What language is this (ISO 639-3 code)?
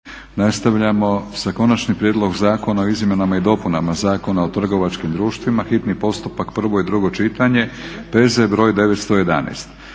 hrv